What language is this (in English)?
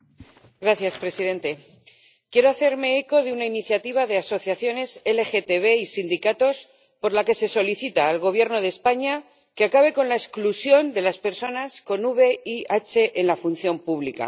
Spanish